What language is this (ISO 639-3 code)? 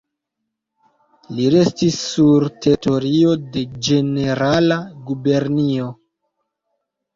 epo